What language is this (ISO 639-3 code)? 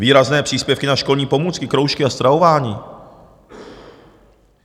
ces